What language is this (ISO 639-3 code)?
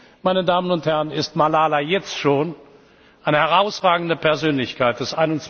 deu